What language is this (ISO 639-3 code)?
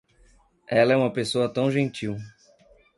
por